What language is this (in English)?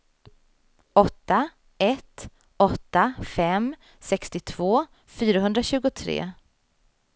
Swedish